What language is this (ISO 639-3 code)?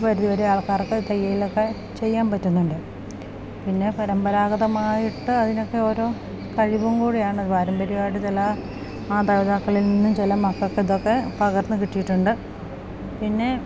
mal